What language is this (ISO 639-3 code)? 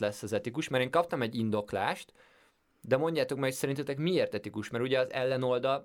hun